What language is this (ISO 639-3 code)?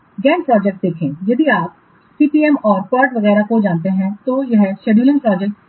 hin